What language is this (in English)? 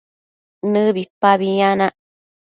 Matsés